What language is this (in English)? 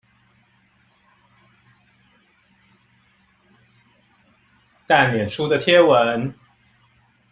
Chinese